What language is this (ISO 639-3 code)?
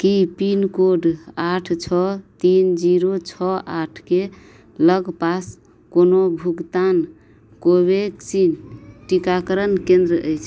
mai